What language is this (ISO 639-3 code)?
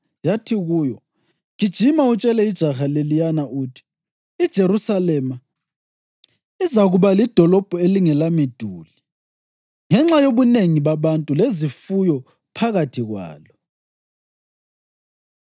nde